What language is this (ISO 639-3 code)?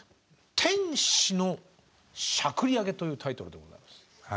jpn